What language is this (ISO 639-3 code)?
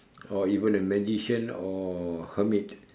eng